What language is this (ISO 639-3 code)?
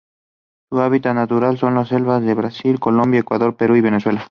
spa